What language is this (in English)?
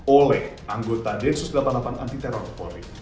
Indonesian